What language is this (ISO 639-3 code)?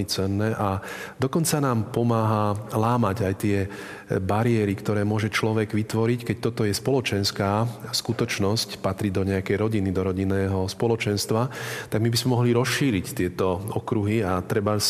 slk